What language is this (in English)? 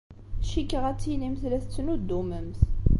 Kabyle